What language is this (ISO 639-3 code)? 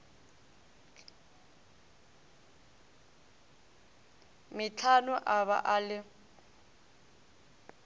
nso